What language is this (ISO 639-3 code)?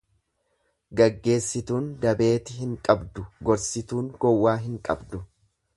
orm